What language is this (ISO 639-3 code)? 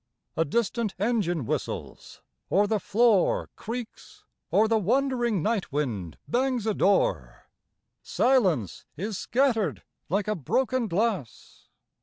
eng